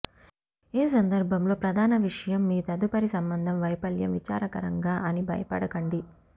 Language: Telugu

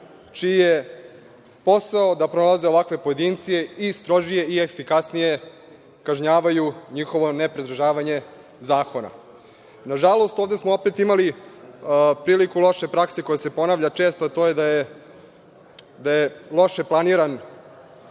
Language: Serbian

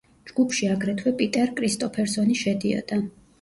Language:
Georgian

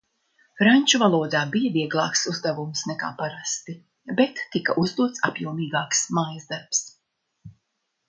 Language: Latvian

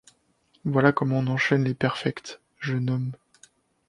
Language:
French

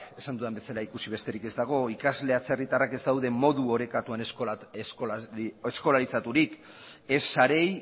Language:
Basque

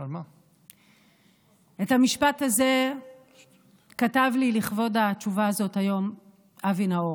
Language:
Hebrew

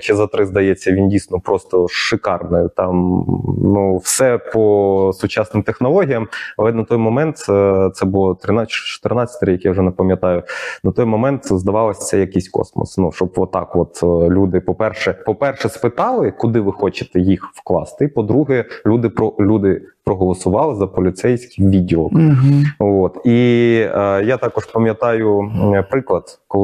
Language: Ukrainian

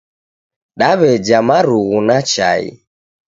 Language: Taita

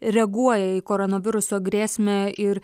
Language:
Lithuanian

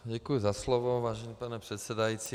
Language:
Czech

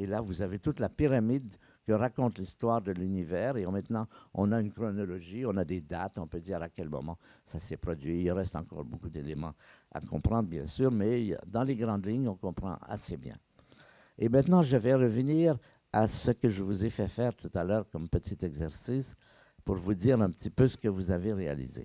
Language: French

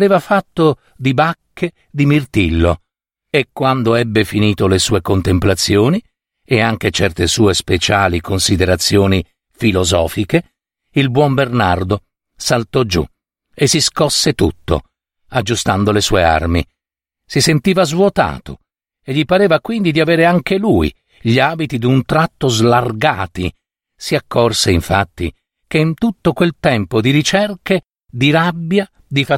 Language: Italian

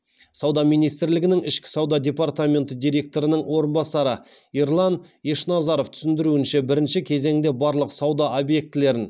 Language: Kazakh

